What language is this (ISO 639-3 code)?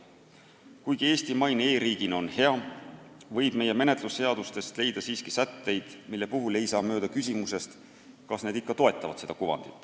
est